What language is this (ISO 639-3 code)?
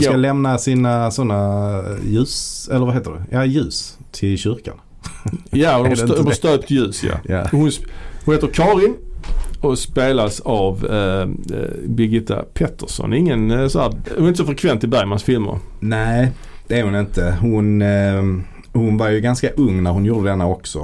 swe